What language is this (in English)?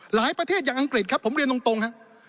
Thai